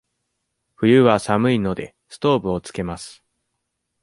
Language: Japanese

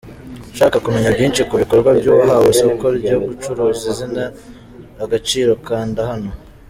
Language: Kinyarwanda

